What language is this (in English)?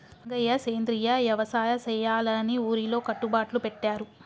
Telugu